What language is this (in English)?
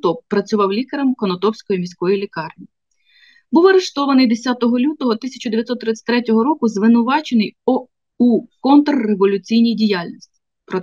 Ukrainian